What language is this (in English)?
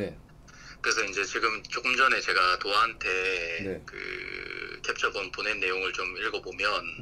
Korean